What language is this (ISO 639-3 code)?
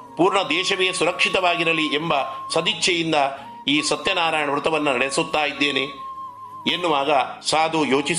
kan